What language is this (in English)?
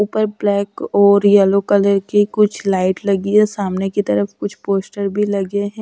Hindi